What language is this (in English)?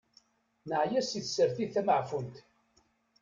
Kabyle